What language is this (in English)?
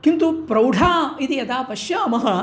Sanskrit